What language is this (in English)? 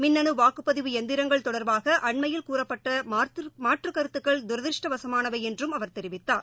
Tamil